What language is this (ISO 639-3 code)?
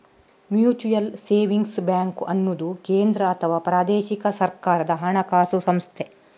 kan